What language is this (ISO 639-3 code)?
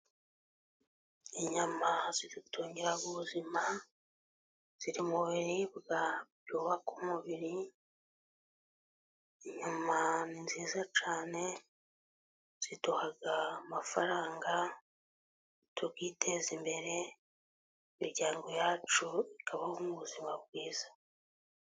kin